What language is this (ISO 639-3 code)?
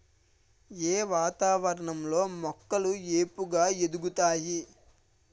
tel